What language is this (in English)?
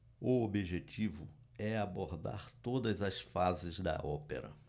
Portuguese